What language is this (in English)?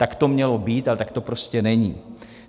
Czech